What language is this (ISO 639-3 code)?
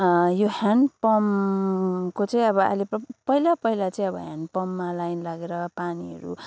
nep